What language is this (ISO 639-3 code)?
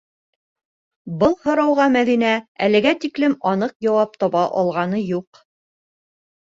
bak